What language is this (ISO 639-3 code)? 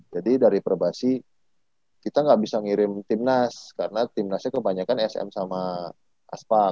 ind